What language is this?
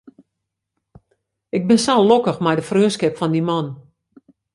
Western Frisian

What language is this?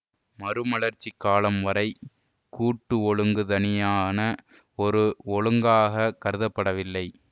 Tamil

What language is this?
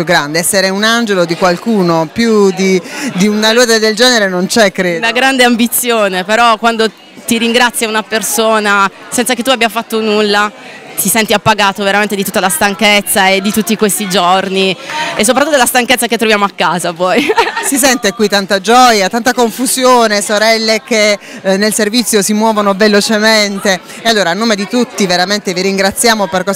Italian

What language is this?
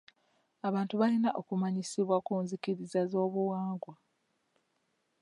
Ganda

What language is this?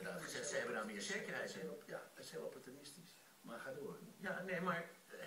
Dutch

